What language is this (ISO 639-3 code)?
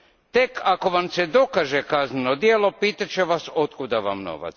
hrv